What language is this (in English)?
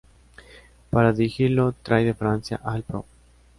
Spanish